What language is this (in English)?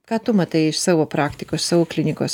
Lithuanian